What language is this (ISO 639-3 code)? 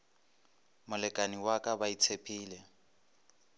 nso